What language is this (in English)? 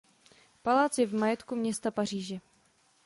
Czech